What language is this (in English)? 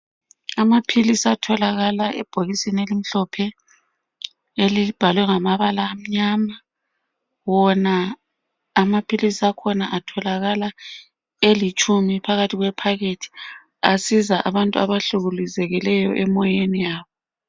North Ndebele